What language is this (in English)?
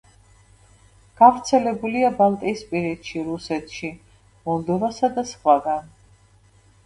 Georgian